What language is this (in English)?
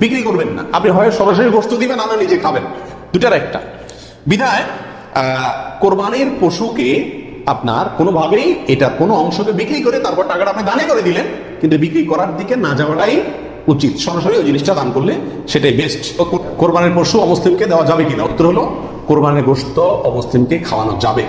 Bangla